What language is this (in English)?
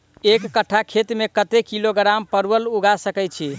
Maithili